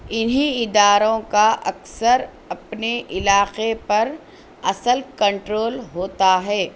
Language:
Urdu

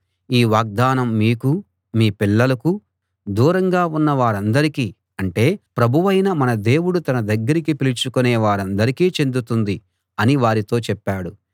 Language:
Telugu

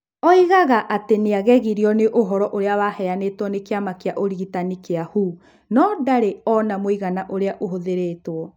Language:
Kikuyu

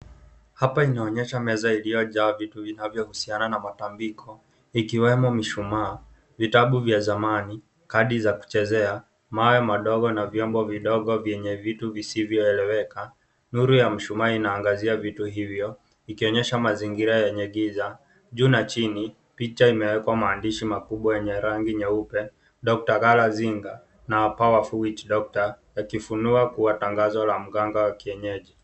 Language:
Swahili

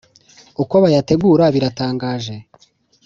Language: Kinyarwanda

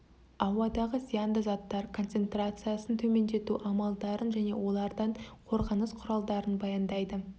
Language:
Kazakh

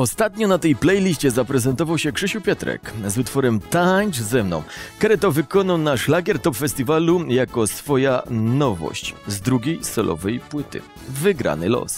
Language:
Polish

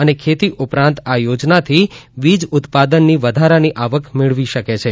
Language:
Gujarati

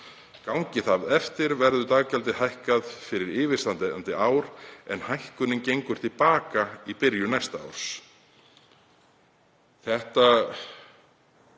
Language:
Icelandic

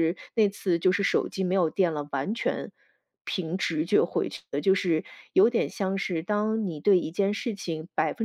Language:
Chinese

